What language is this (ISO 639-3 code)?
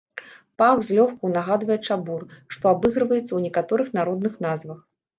bel